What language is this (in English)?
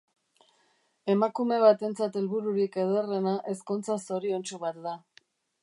Basque